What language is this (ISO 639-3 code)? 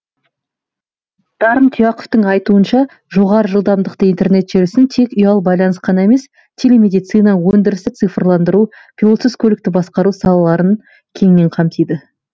kaz